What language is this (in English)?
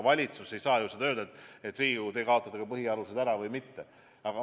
Estonian